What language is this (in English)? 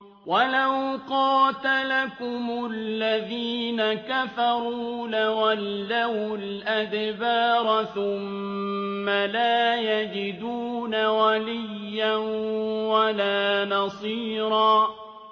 Arabic